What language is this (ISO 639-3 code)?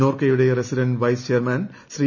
mal